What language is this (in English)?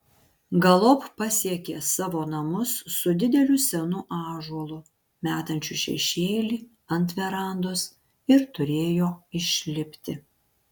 Lithuanian